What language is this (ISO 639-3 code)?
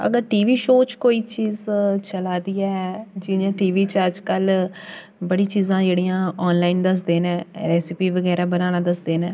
doi